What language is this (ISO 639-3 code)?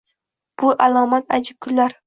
uzb